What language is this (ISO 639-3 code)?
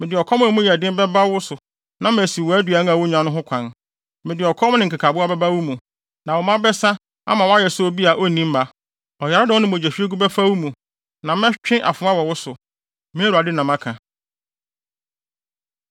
aka